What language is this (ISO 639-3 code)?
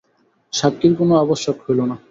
ben